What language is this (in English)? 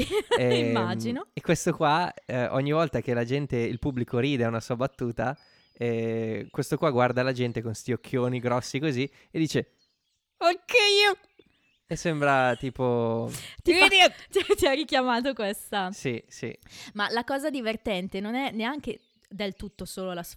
Italian